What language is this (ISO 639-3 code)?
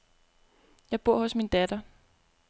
dan